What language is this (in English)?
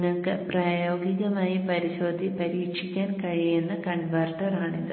Malayalam